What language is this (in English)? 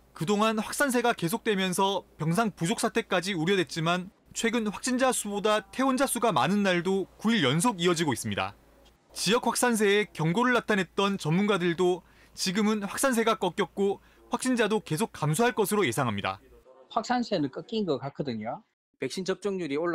Korean